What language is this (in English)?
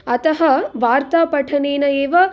Sanskrit